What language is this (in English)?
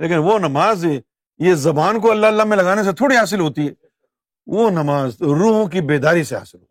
Urdu